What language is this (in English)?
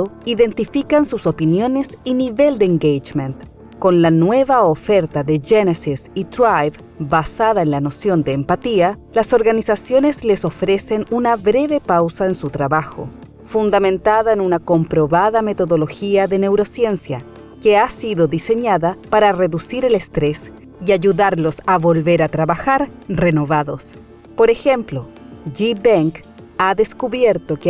Spanish